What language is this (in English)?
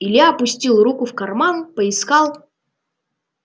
Russian